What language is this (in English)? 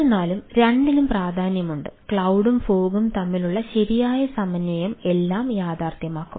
Malayalam